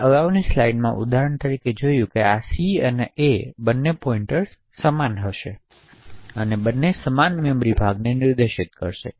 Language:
Gujarati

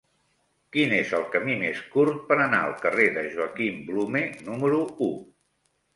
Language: Catalan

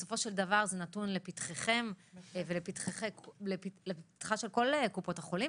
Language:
Hebrew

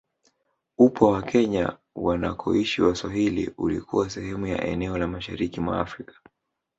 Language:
Swahili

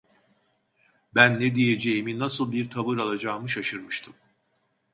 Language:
Turkish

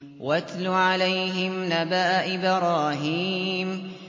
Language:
Arabic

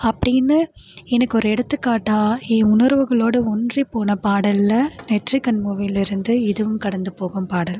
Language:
Tamil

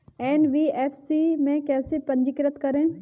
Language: Hindi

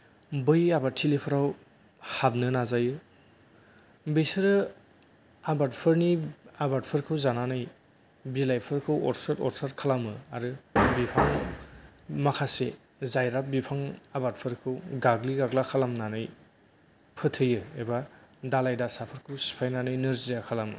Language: Bodo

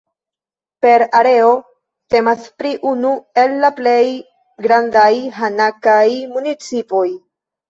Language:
Esperanto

